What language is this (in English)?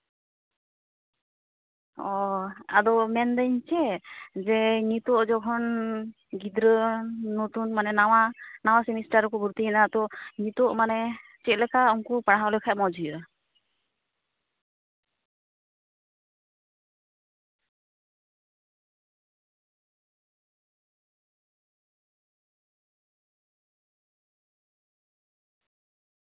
Santali